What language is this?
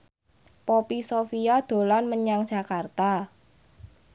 Javanese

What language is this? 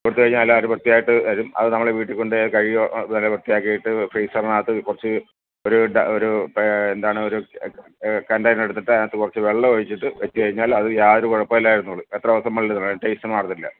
Malayalam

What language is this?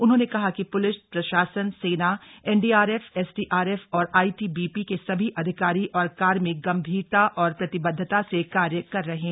Hindi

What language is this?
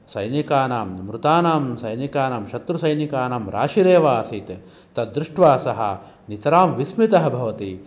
Sanskrit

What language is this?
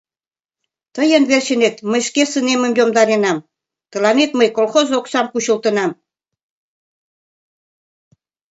Mari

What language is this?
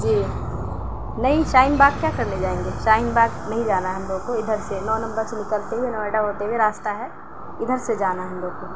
Urdu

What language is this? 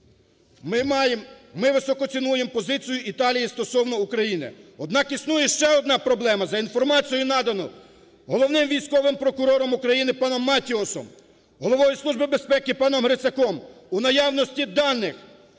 Ukrainian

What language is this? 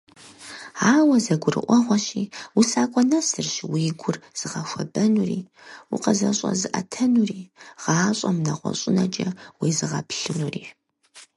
Kabardian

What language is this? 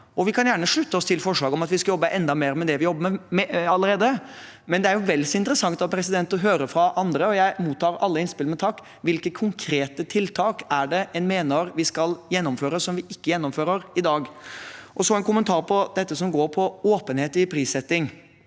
Norwegian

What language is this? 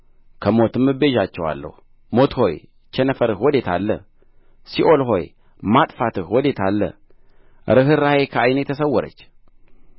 Amharic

